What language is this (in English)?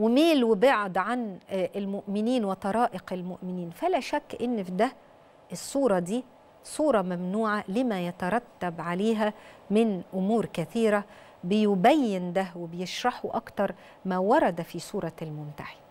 Arabic